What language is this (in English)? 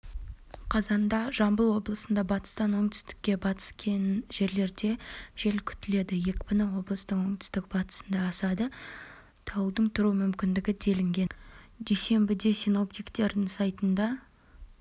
Kazakh